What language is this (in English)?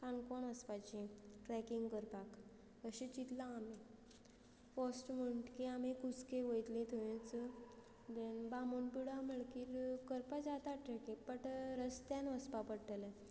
Konkani